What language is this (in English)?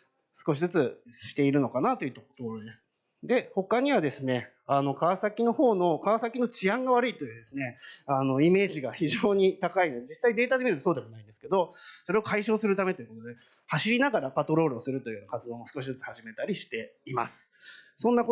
Japanese